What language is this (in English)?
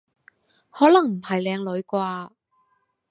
Cantonese